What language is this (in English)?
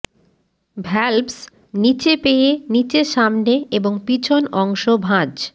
Bangla